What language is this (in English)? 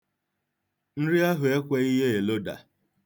Igbo